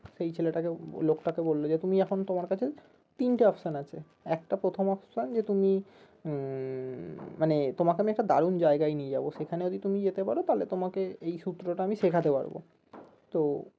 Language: Bangla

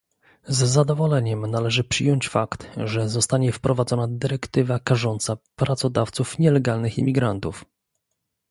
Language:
Polish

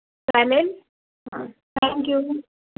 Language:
Marathi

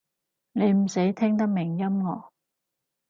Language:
Cantonese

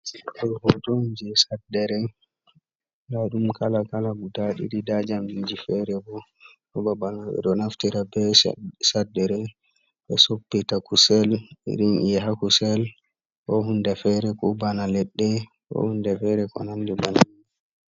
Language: Fula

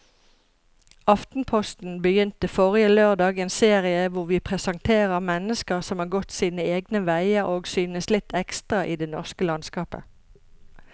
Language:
Norwegian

